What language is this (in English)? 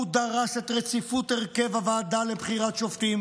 Hebrew